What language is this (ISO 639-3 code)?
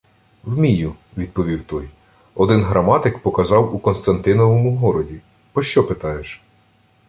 ukr